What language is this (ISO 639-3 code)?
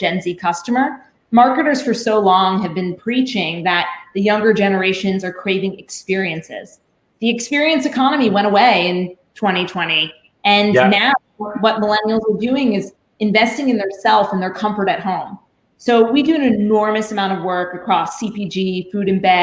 eng